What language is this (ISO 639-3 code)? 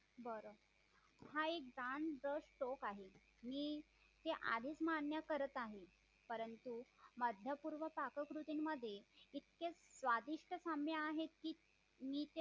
mar